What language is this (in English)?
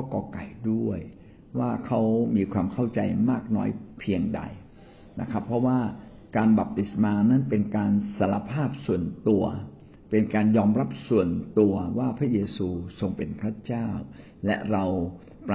Thai